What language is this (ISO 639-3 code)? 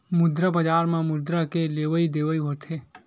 hne